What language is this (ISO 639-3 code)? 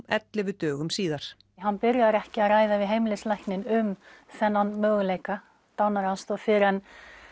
isl